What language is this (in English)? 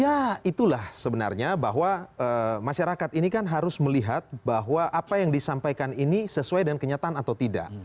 Indonesian